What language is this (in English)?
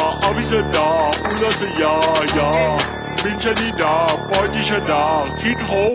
Thai